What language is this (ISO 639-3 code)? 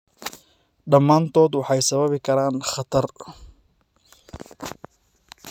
som